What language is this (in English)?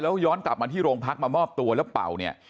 Thai